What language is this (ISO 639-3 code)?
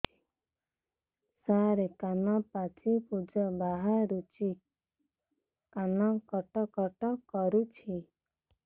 ori